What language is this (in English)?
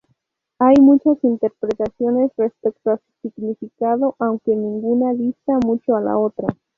Spanish